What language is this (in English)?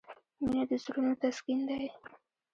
Pashto